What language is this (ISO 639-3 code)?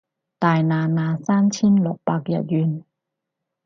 yue